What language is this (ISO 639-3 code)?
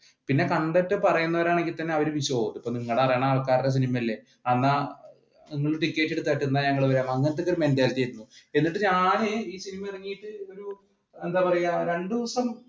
mal